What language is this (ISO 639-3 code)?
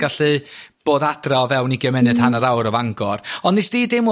cym